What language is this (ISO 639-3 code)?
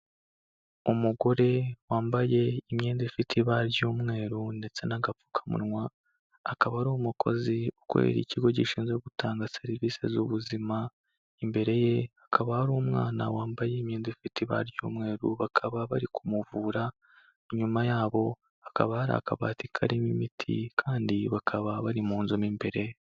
kin